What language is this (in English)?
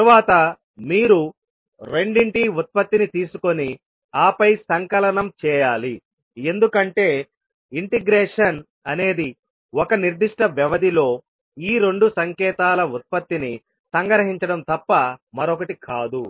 Telugu